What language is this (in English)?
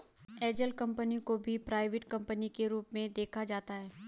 Hindi